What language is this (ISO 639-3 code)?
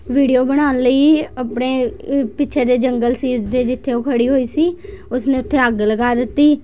pan